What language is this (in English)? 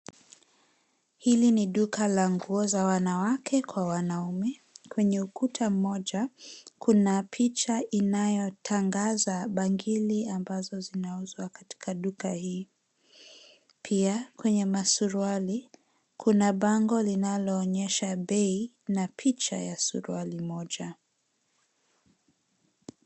Swahili